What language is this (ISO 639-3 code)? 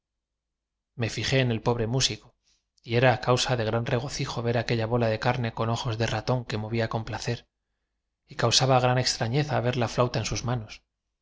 spa